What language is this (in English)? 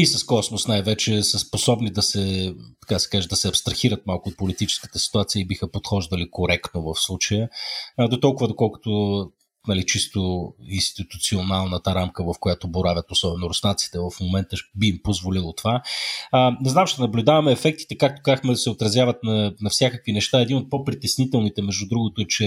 Bulgarian